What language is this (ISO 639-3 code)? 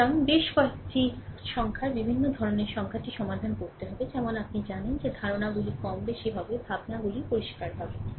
ben